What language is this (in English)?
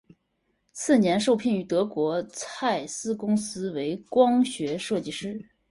Chinese